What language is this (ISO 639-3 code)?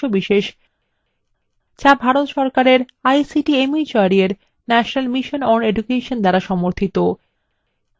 ben